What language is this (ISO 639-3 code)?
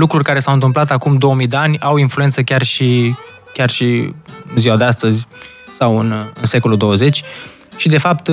ron